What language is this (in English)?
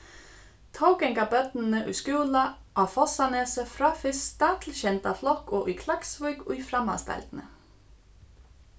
Faroese